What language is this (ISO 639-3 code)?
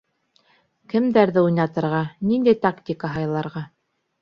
bak